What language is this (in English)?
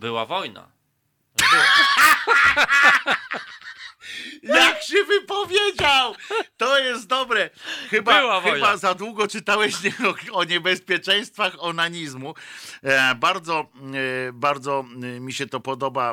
Polish